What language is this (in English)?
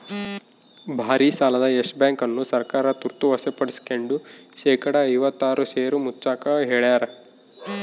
Kannada